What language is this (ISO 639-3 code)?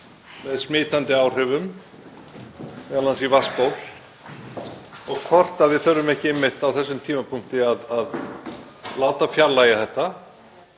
isl